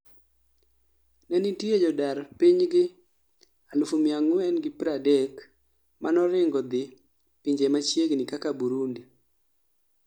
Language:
Luo (Kenya and Tanzania)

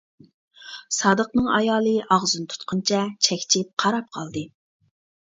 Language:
Uyghur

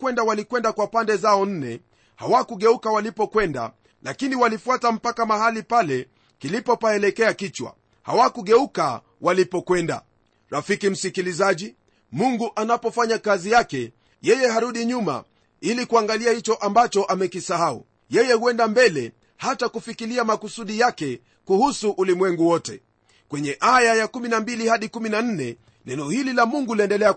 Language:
Swahili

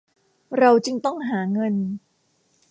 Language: Thai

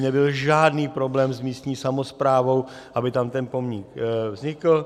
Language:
Czech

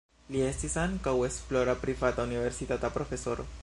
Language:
Esperanto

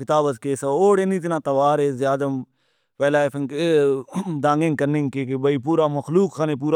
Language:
Brahui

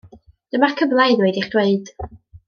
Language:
Welsh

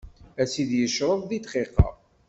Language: Kabyle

